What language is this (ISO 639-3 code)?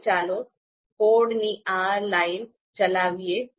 guj